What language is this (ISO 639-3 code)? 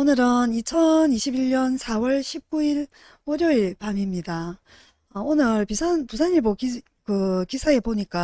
kor